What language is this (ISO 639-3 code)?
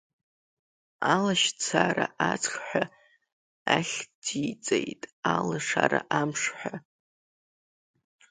abk